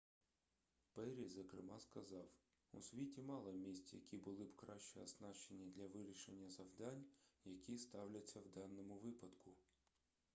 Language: Ukrainian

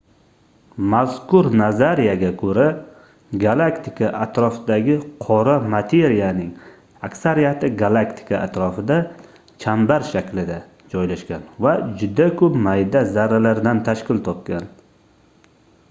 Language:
Uzbek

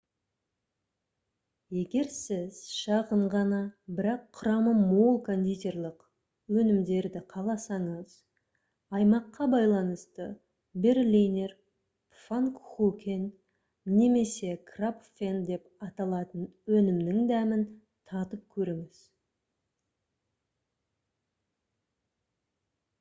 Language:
Kazakh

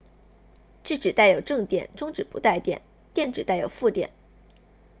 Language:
Chinese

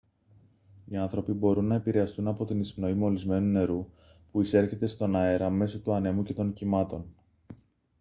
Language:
Greek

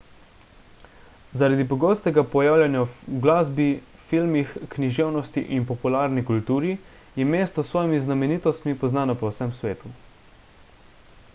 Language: Slovenian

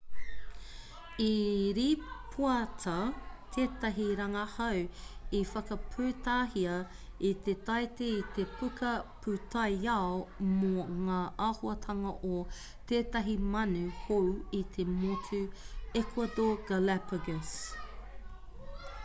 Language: Māori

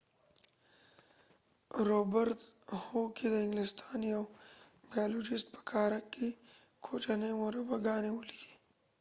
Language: Pashto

